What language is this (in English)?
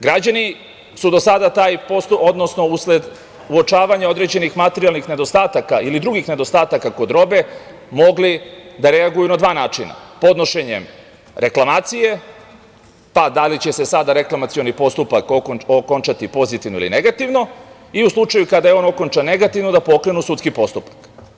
Serbian